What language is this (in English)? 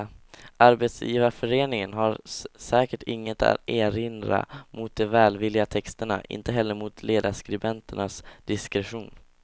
Swedish